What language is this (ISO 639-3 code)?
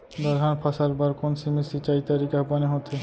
hne